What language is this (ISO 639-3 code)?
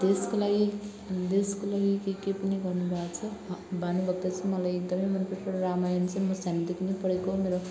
nep